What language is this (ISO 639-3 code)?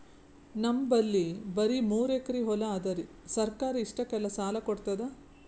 kan